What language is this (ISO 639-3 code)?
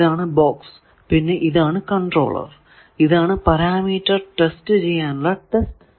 mal